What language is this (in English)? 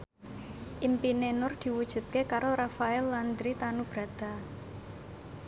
Javanese